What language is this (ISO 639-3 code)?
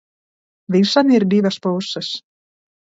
lav